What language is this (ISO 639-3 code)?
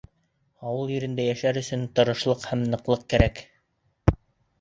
bak